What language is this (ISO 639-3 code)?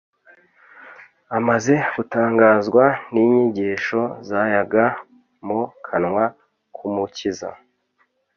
kin